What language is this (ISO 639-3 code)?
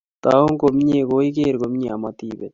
kln